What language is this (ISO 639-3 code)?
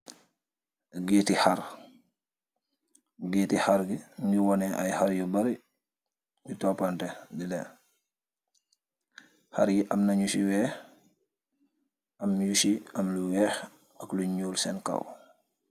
wol